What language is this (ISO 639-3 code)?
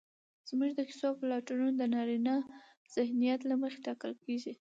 pus